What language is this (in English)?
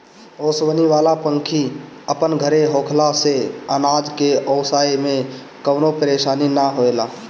Bhojpuri